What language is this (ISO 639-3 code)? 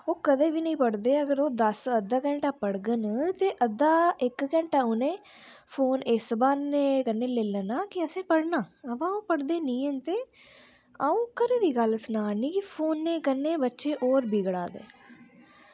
doi